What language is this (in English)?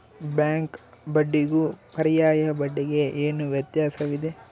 Kannada